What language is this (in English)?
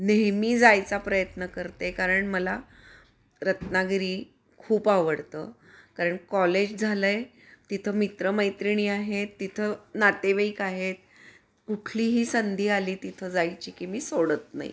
Marathi